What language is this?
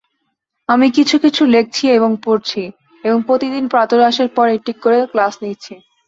Bangla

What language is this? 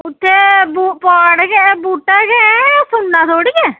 Dogri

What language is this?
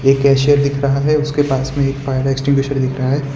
Hindi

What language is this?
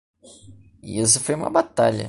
Portuguese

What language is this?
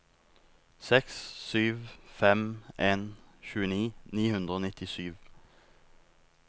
Norwegian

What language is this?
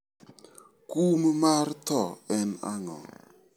Luo (Kenya and Tanzania)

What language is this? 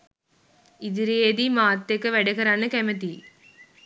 Sinhala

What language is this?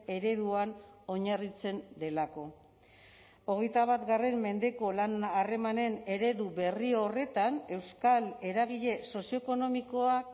Basque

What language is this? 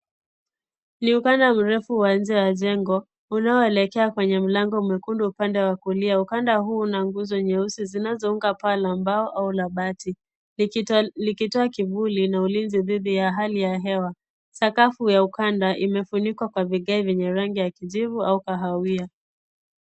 Swahili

